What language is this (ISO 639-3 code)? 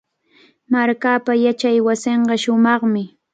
qvl